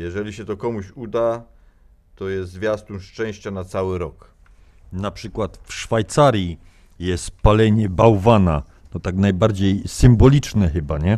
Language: Polish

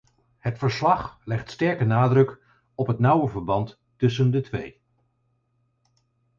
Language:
Dutch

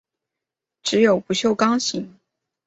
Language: Chinese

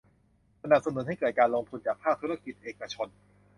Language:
Thai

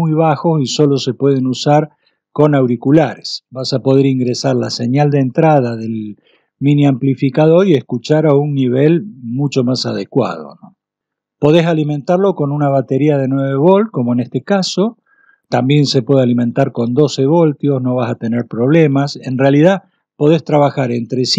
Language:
Spanish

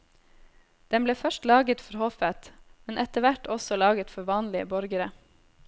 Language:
Norwegian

